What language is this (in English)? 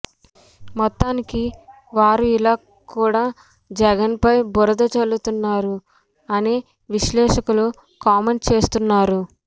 Telugu